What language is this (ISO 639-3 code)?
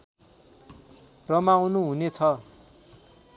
nep